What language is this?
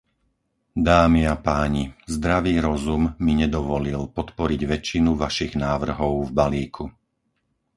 Slovak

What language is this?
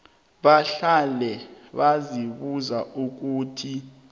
South Ndebele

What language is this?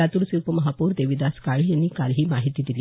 Marathi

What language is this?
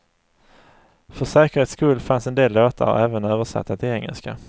Swedish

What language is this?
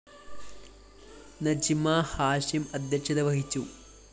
Malayalam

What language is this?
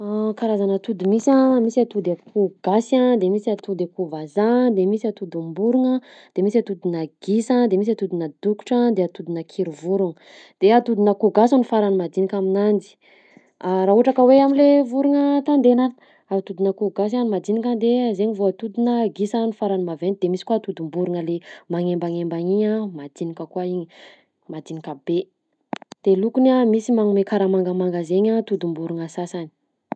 Southern Betsimisaraka Malagasy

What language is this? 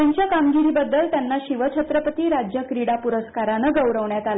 Marathi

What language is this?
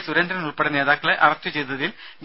Malayalam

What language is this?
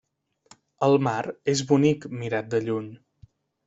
Catalan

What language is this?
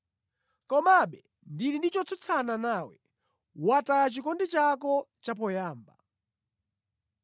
Nyanja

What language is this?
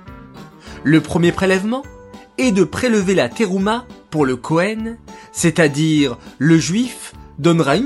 French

